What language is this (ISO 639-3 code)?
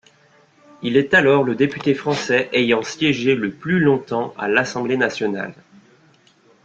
fra